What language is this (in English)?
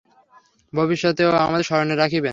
Bangla